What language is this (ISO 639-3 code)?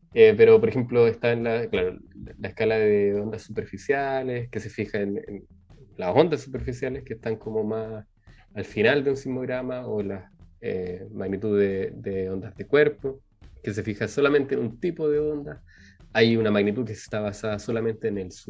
spa